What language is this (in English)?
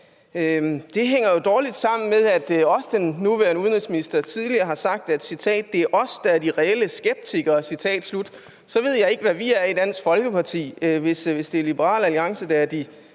Danish